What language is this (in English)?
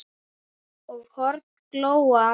Icelandic